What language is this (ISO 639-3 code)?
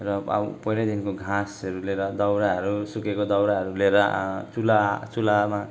nep